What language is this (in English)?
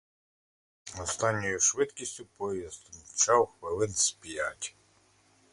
Ukrainian